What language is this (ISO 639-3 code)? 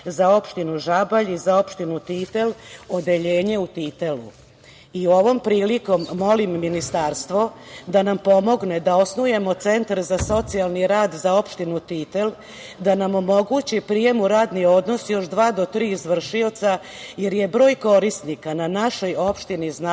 srp